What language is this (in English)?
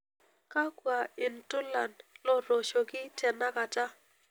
Masai